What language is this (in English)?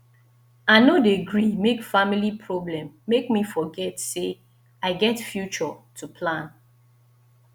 Nigerian Pidgin